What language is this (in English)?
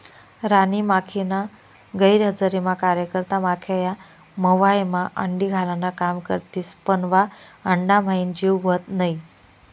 Marathi